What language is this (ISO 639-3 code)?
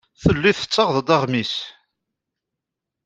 kab